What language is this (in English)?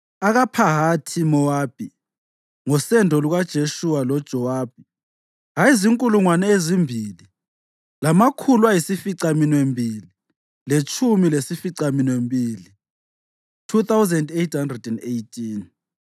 North Ndebele